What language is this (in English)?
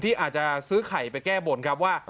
Thai